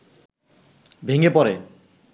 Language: Bangla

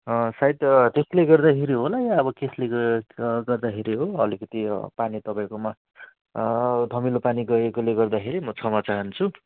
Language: Nepali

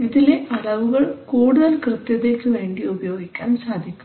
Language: Malayalam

